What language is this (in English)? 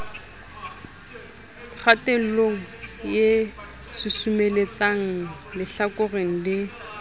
Southern Sotho